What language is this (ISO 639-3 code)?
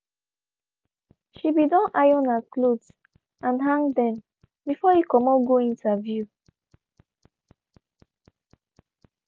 pcm